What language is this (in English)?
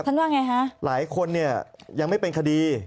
Thai